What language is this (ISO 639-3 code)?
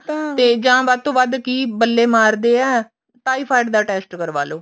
pan